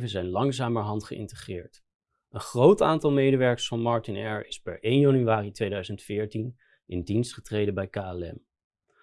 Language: Dutch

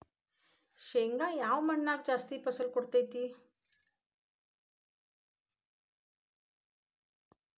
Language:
Kannada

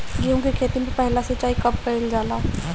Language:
Bhojpuri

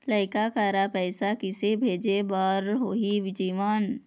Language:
Chhattisgarhi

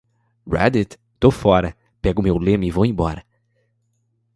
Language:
Portuguese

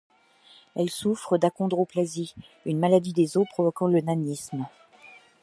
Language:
French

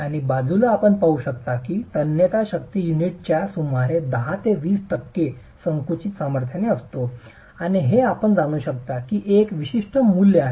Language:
Marathi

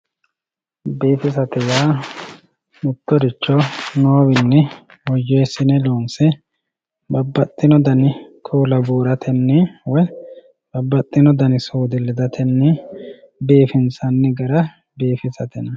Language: Sidamo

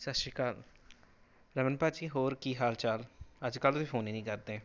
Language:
Punjabi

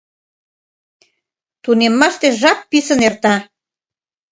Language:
Mari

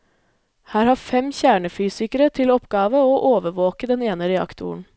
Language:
Norwegian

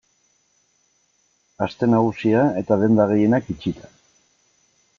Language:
Basque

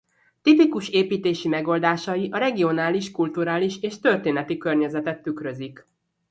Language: Hungarian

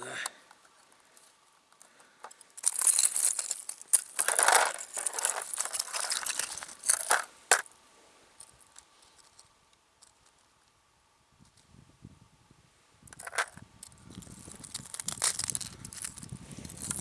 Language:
Russian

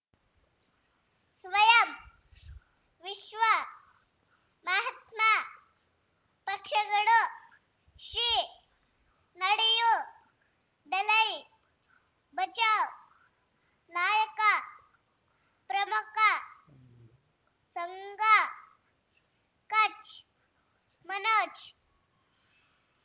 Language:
Kannada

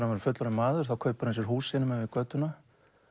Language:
Icelandic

